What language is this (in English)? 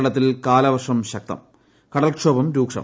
Malayalam